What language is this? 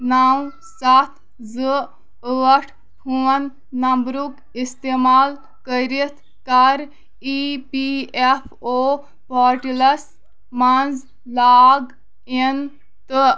Kashmiri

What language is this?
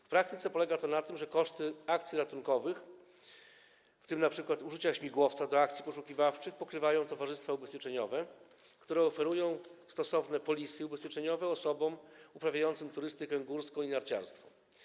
Polish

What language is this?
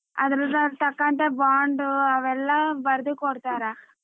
Kannada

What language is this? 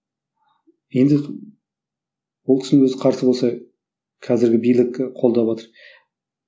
Kazakh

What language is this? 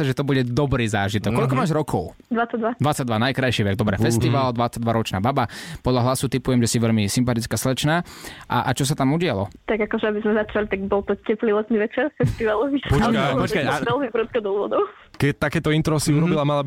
Slovak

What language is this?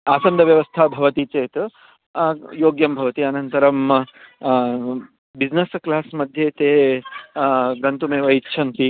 Sanskrit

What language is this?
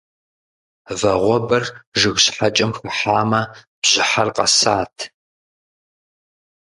Kabardian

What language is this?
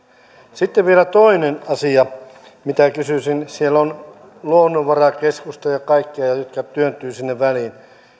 Finnish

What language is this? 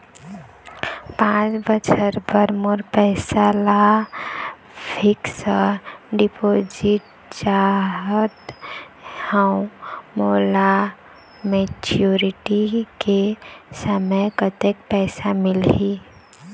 Chhattisgarhi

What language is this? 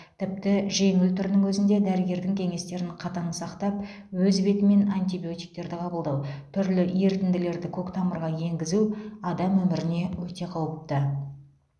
Kazakh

